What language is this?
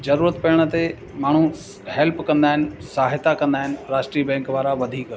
Sindhi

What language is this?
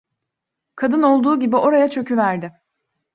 Turkish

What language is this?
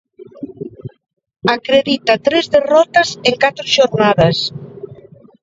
Galician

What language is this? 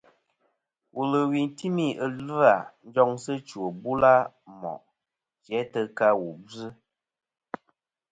Kom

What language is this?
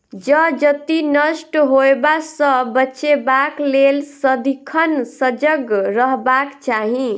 Maithili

